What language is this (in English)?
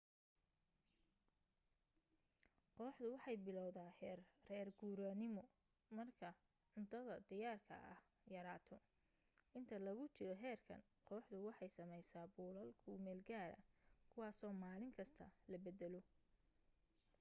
Somali